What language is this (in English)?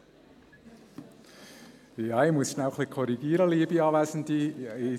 Swiss German